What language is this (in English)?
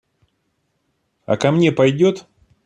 Russian